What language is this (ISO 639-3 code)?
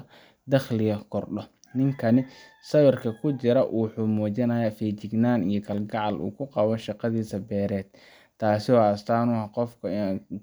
som